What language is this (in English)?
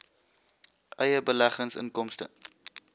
Afrikaans